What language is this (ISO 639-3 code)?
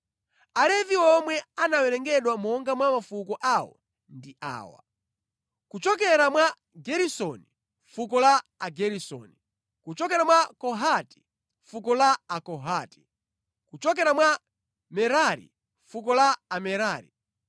nya